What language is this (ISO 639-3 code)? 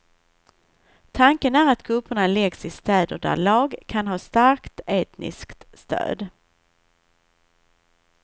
swe